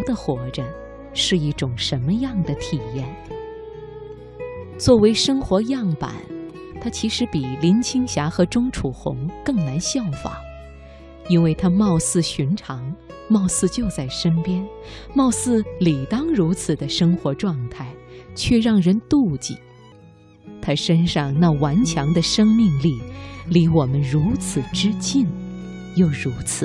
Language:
Chinese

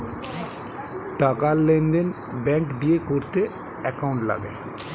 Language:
Bangla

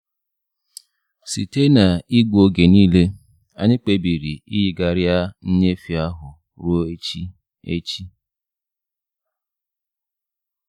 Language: Igbo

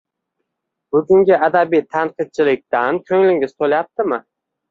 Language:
Uzbek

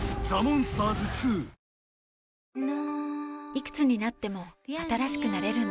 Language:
Japanese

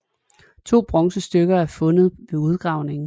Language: Danish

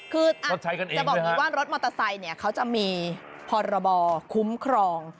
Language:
Thai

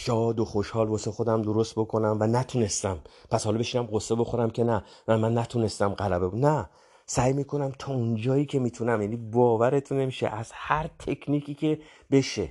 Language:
Persian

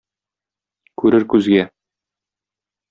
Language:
Tatar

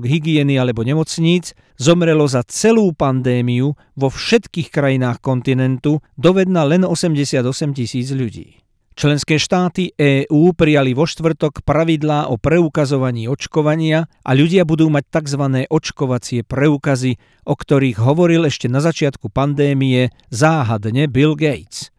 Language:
Slovak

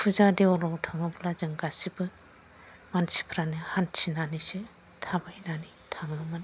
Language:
Bodo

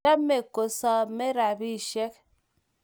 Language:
Kalenjin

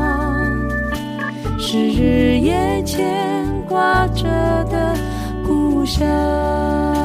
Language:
Chinese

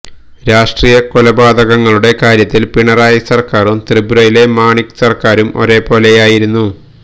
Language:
Malayalam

